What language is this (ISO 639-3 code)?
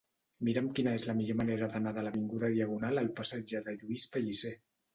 cat